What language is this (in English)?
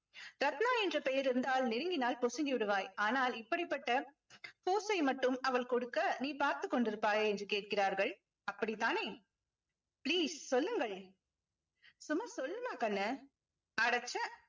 Tamil